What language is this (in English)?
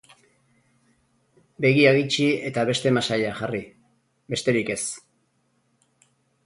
Basque